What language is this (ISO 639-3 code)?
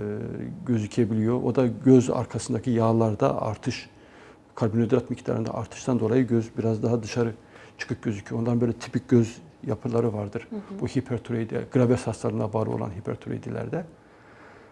tur